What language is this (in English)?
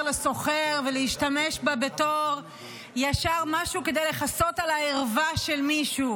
Hebrew